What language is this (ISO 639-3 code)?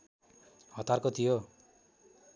nep